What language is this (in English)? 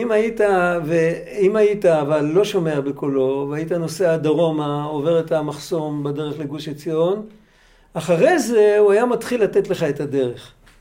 Hebrew